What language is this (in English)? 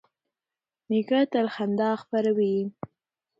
Pashto